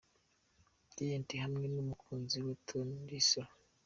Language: Kinyarwanda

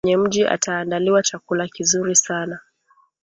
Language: Swahili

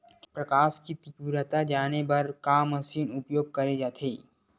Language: Chhattisgarhi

